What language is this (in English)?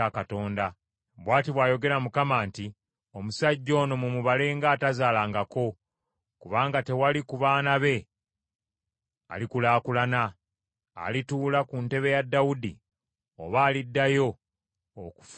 Ganda